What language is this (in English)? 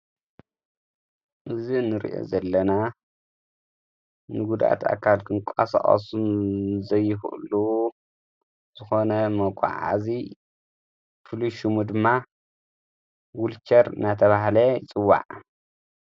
Tigrinya